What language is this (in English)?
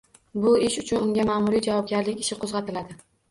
Uzbek